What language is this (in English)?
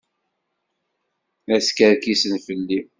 Kabyle